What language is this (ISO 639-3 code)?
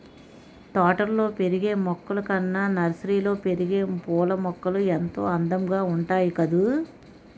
tel